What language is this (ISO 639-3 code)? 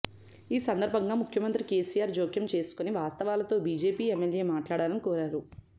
tel